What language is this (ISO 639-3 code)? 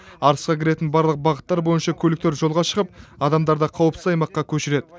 kaz